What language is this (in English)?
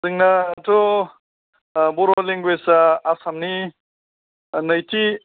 Bodo